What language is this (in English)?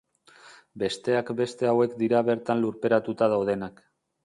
Basque